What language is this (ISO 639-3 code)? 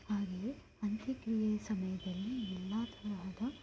kan